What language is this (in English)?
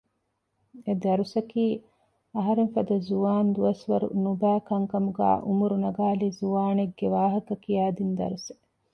Divehi